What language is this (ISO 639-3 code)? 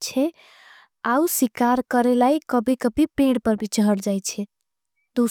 anp